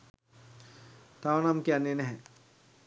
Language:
Sinhala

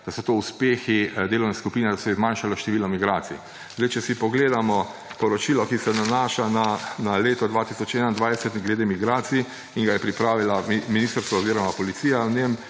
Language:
Slovenian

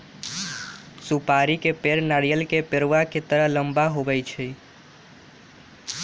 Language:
Magahi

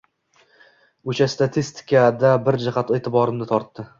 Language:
Uzbek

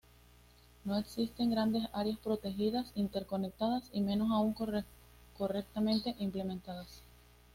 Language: Spanish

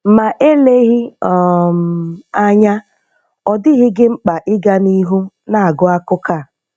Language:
Igbo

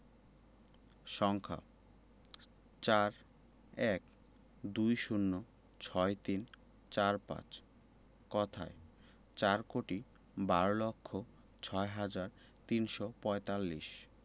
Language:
Bangla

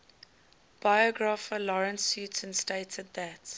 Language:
English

